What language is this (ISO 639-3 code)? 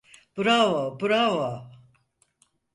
tur